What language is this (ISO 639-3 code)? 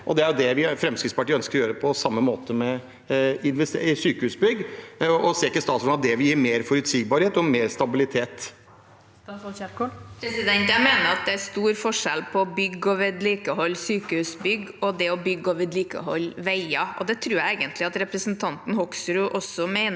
nor